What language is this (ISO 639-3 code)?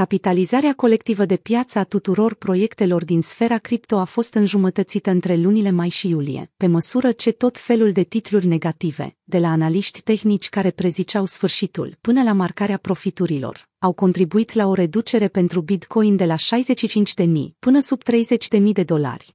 ron